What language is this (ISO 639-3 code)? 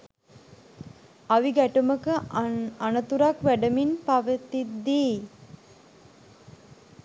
sin